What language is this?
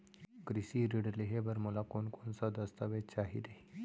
Chhattisgarhi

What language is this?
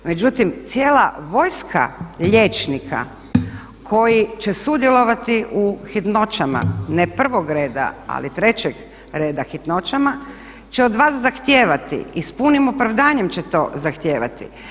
Croatian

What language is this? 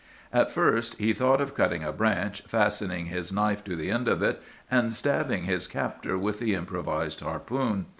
English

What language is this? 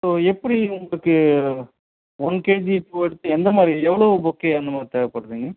Tamil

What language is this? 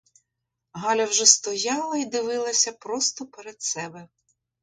Ukrainian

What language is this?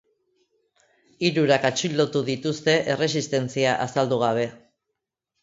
Basque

